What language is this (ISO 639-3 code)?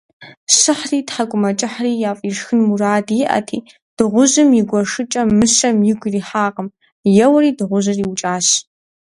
kbd